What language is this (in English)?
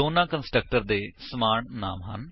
Punjabi